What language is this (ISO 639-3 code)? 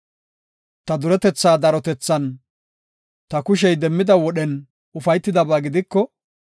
gof